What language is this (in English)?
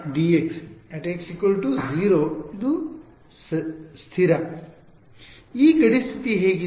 Kannada